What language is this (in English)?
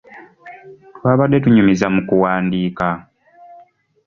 Ganda